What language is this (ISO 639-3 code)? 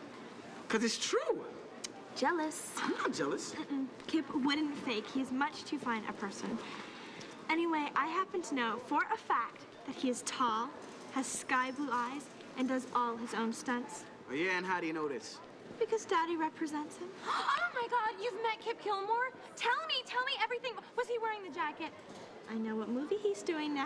eng